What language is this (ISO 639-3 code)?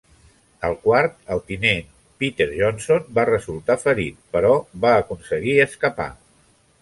cat